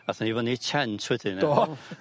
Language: Welsh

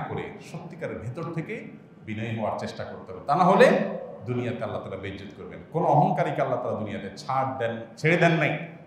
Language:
Bangla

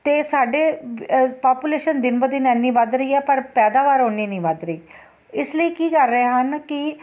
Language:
Punjabi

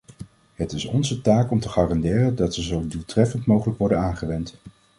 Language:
Dutch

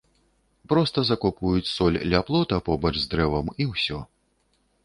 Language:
Belarusian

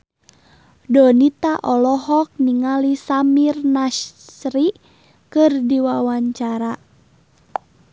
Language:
Sundanese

